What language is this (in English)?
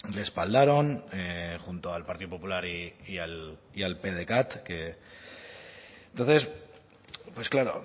Spanish